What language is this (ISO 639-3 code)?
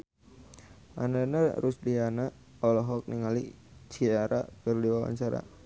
sun